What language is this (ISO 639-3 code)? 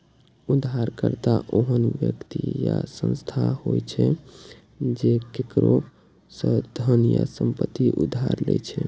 mai